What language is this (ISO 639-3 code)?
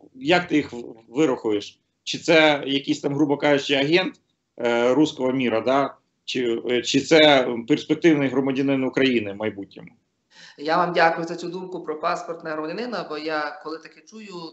ukr